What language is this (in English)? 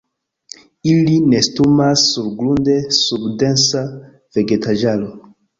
Esperanto